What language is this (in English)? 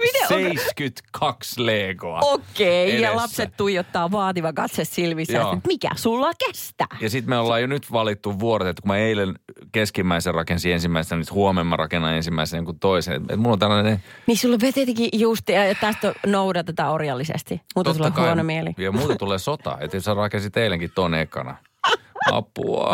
Finnish